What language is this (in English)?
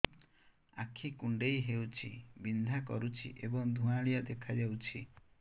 Odia